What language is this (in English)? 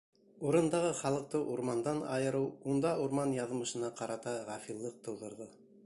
Bashkir